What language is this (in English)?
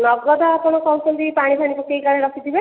Odia